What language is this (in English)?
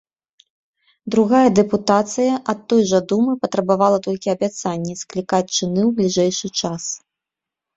Belarusian